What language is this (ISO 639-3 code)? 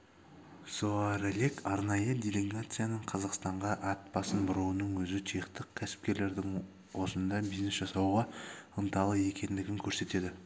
kaz